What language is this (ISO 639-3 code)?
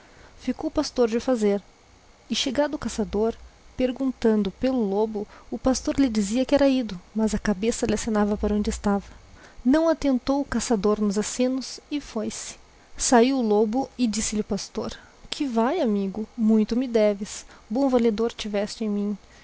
por